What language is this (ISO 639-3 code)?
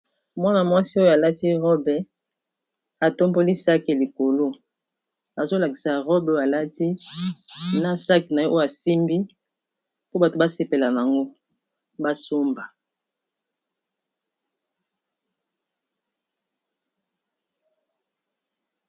lin